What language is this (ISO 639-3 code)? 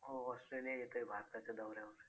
mar